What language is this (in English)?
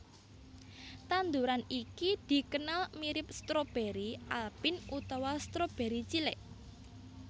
Javanese